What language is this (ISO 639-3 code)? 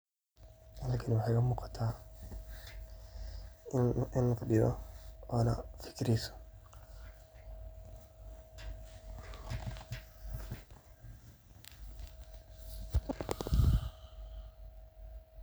som